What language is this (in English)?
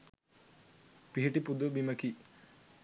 Sinhala